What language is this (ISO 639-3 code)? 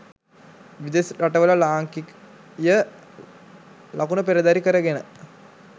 sin